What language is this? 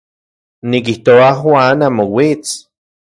Central Puebla Nahuatl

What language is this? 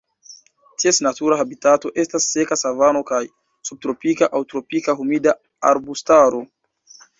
Esperanto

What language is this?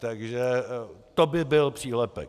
Czech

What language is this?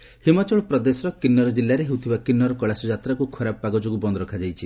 Odia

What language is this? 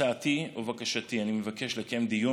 Hebrew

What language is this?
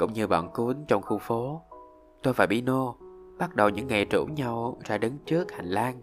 Vietnamese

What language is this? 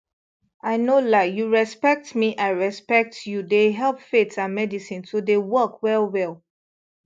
Nigerian Pidgin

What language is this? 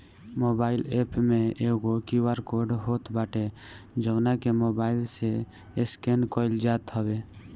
Bhojpuri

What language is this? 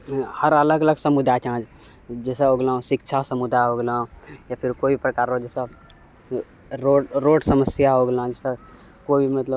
Maithili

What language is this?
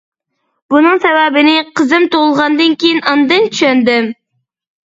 Uyghur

